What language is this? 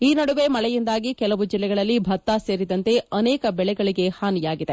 Kannada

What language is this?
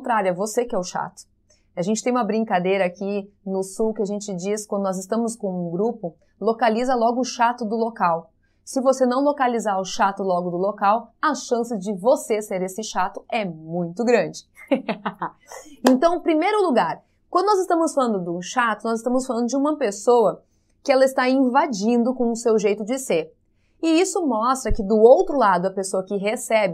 Portuguese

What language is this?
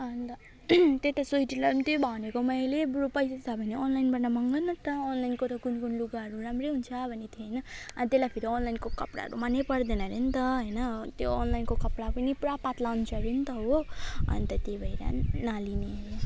Nepali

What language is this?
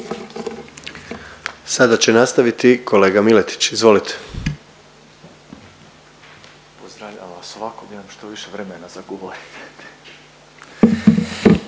Croatian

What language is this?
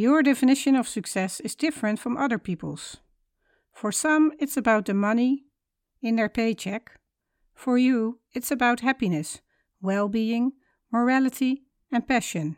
Dutch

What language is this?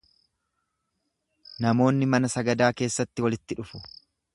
Oromo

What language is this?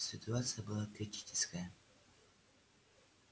Russian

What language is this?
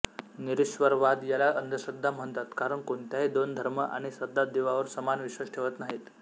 Marathi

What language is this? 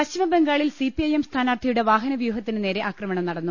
Malayalam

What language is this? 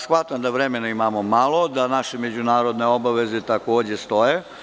Serbian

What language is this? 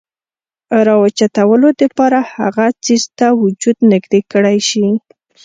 Pashto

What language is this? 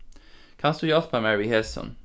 Faroese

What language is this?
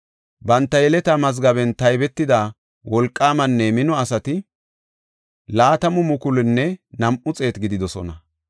Gofa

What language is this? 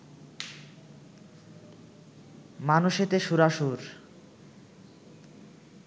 Bangla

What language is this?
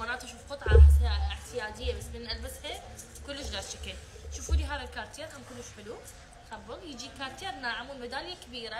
Arabic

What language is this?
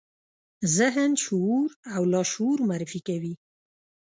Pashto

